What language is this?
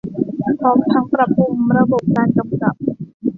Thai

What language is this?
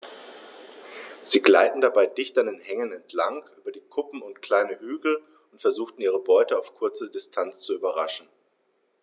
German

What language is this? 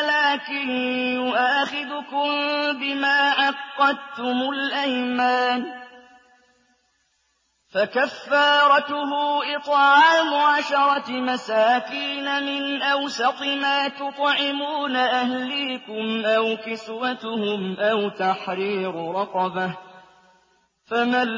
Arabic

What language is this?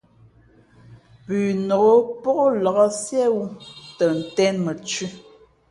Fe'fe'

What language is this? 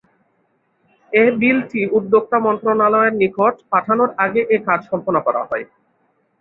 Bangla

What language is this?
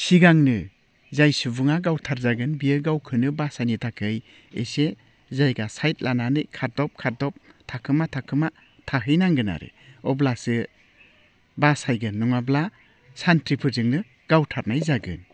Bodo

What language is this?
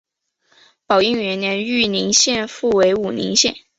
Chinese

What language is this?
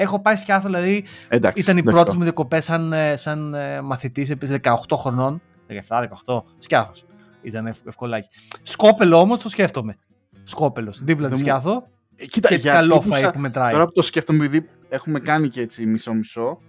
Greek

